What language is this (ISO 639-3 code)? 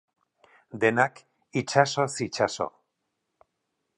eus